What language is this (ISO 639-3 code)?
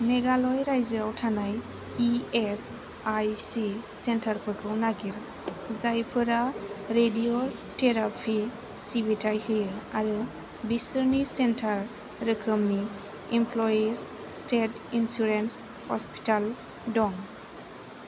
brx